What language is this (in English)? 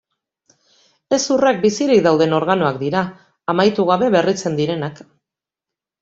Basque